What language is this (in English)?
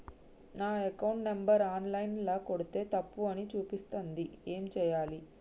Telugu